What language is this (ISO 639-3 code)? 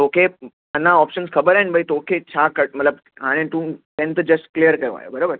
snd